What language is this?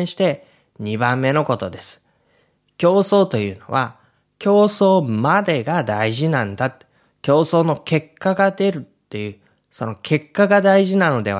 Japanese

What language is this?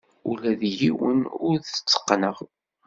Kabyle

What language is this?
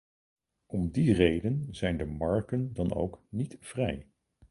Dutch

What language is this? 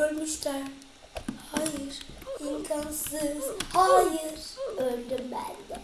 Turkish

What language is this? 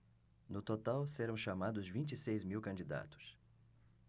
Portuguese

